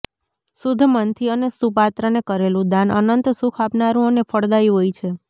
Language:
Gujarati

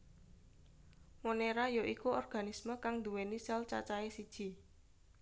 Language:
Javanese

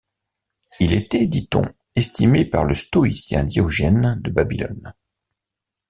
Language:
French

